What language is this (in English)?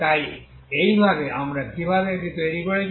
Bangla